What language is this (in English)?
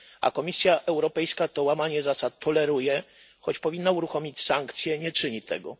Polish